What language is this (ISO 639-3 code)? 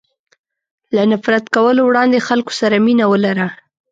pus